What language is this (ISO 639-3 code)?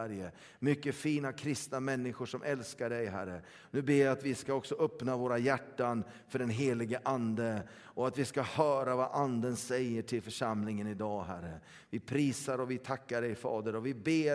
swe